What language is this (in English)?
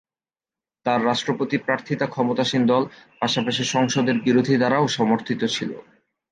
Bangla